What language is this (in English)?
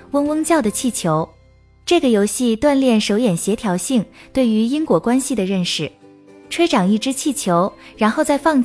Chinese